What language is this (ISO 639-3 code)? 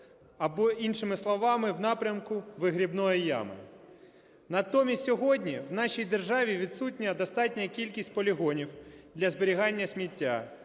ukr